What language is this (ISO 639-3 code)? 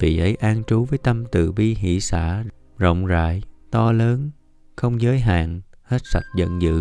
vie